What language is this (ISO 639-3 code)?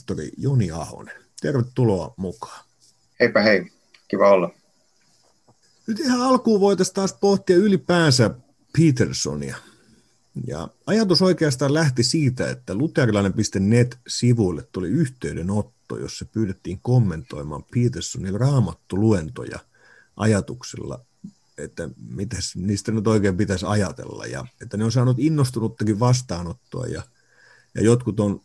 fin